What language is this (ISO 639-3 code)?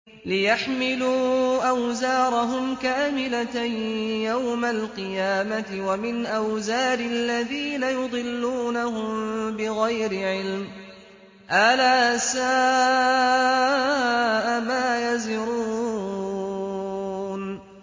ara